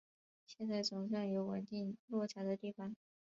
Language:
Chinese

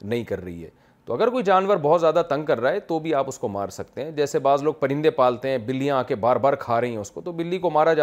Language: Urdu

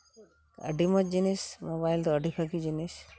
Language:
Santali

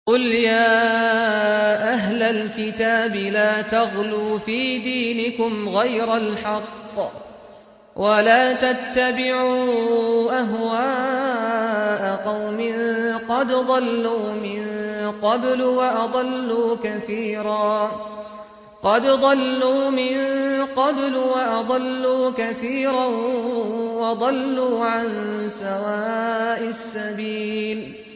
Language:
Arabic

